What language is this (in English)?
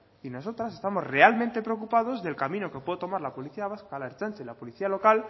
Spanish